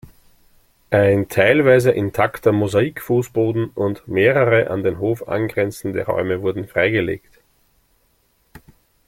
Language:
German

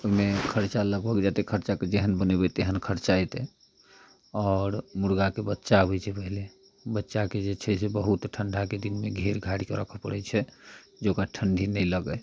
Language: Maithili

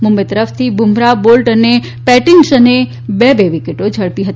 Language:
Gujarati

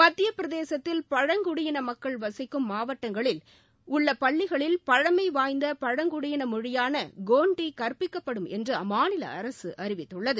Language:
Tamil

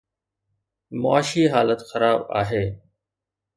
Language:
Sindhi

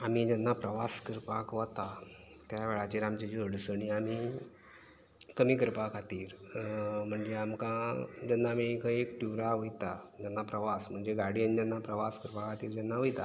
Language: Konkani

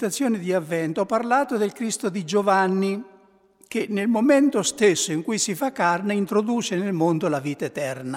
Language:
Italian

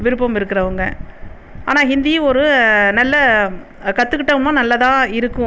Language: Tamil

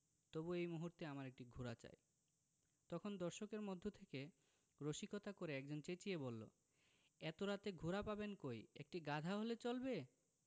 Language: Bangla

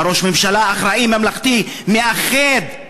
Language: Hebrew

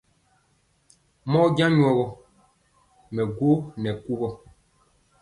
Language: Mpiemo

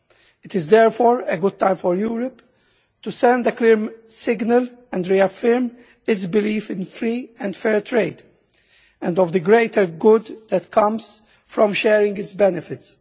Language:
English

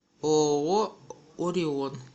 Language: Russian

